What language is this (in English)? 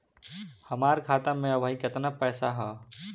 Bhojpuri